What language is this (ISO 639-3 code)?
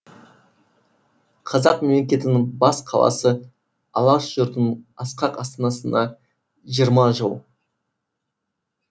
kaz